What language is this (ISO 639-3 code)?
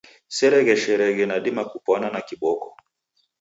dav